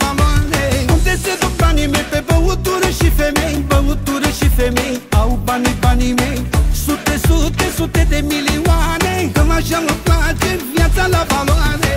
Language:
Romanian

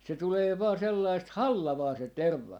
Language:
Finnish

